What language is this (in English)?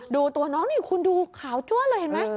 Thai